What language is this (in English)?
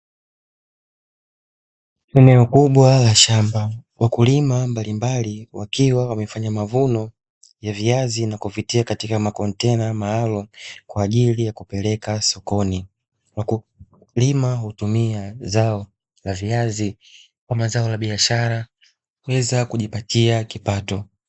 Swahili